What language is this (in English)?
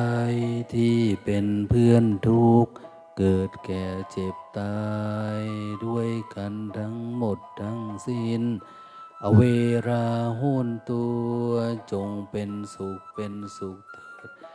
Thai